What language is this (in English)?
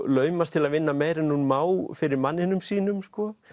Icelandic